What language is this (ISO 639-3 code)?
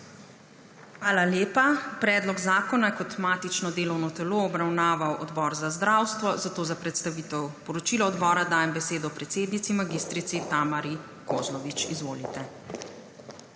slv